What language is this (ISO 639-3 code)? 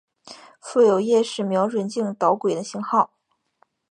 zho